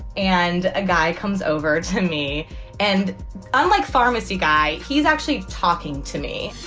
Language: English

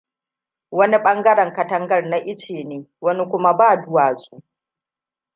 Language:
Hausa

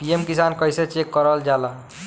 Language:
Bhojpuri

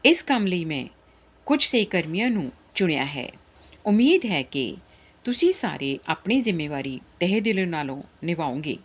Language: Punjabi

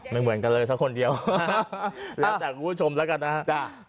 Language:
Thai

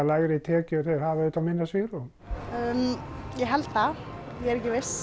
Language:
Icelandic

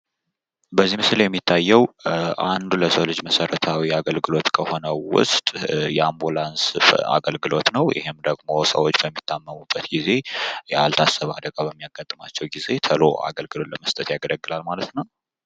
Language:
Amharic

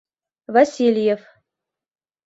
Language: Mari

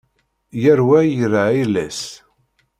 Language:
Kabyle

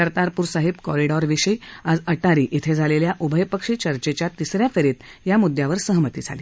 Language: Marathi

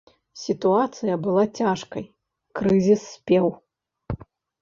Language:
Belarusian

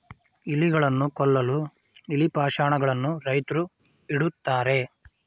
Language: Kannada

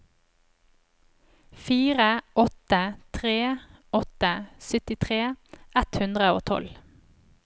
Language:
Norwegian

